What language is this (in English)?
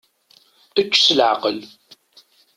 Kabyle